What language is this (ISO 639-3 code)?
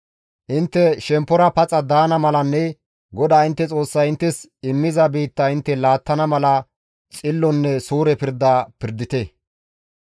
gmv